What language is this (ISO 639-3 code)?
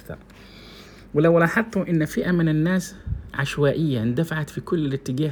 ara